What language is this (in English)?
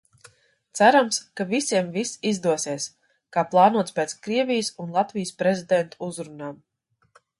Latvian